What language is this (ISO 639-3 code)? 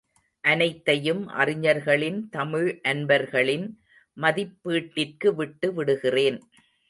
tam